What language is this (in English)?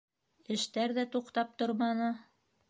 Bashkir